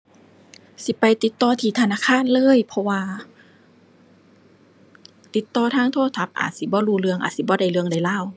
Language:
Thai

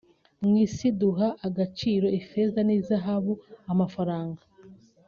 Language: Kinyarwanda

